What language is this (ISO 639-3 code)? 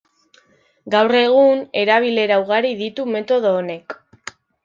eus